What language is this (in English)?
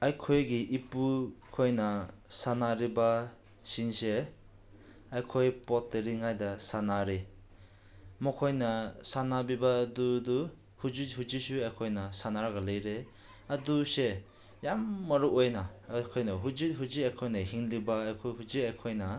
Manipuri